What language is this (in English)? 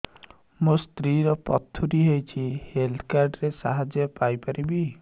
Odia